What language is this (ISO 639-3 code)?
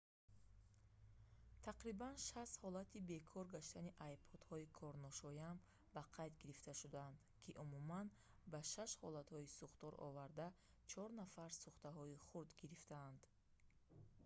tgk